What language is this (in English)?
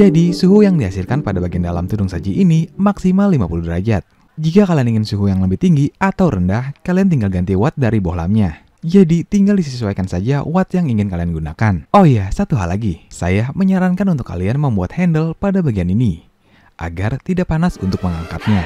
Indonesian